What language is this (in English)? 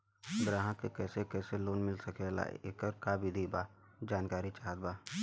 Bhojpuri